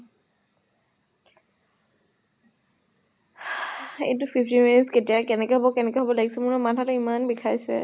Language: Assamese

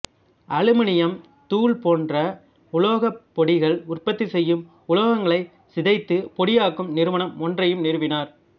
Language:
Tamil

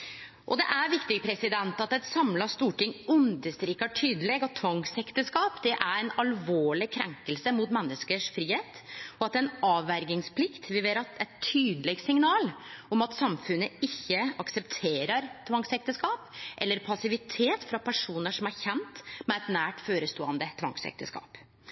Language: Norwegian Nynorsk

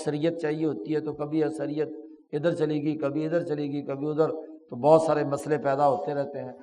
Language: Urdu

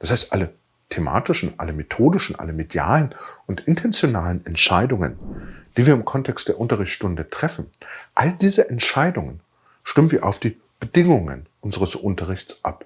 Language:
German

